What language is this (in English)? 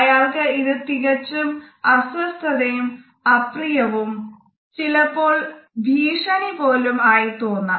Malayalam